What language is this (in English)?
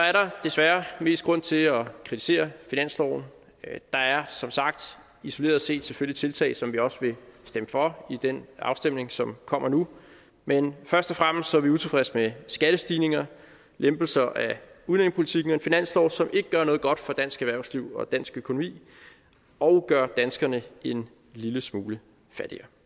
Danish